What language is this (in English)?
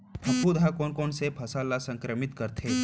Chhattisgarhi